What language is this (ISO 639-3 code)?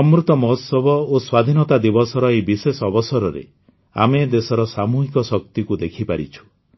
ori